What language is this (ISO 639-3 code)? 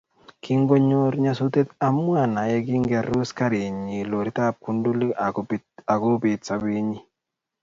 kln